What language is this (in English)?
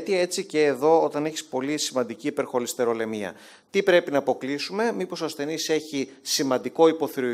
Greek